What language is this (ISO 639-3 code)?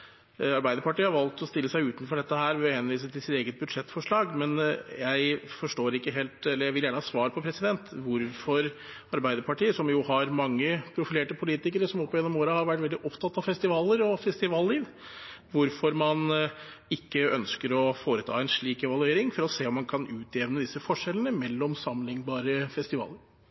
nob